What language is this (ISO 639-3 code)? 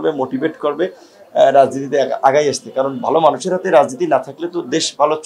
ben